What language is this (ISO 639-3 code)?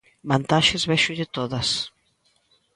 glg